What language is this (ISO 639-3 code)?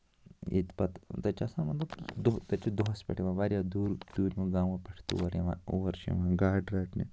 kas